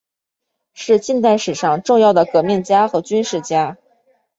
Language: Chinese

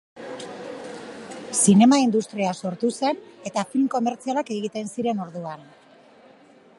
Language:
Basque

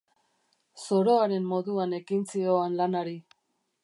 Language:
Basque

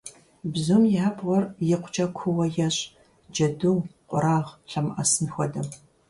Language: Kabardian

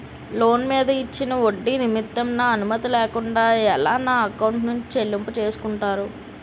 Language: Telugu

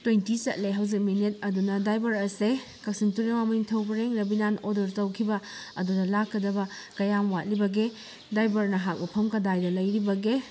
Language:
Manipuri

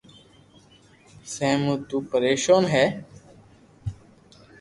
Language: Loarki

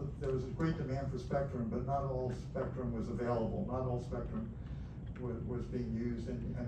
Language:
English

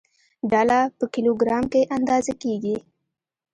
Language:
Pashto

